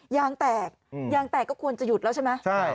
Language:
Thai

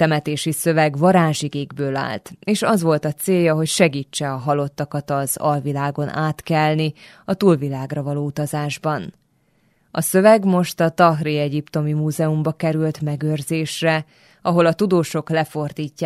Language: Hungarian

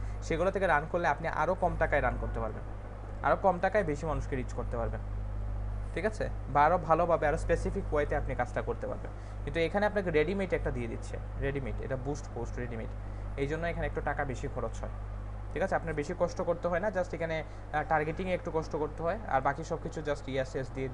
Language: Hindi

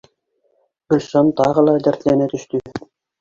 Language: Bashkir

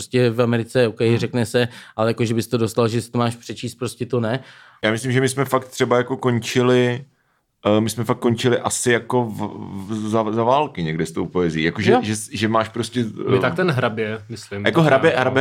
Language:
Czech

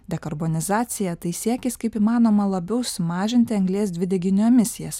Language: Lithuanian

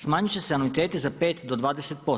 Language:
Croatian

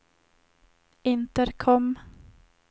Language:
Swedish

